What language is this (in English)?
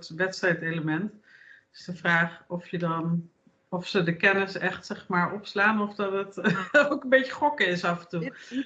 Dutch